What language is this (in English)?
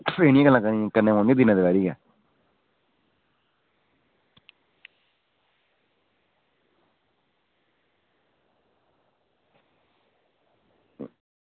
Dogri